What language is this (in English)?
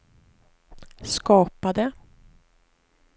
Swedish